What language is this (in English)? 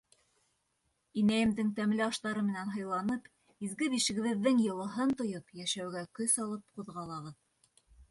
Bashkir